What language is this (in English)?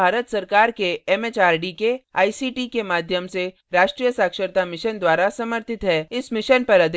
Hindi